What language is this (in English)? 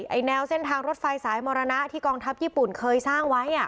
Thai